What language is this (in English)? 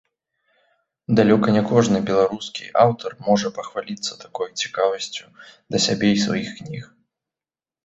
Belarusian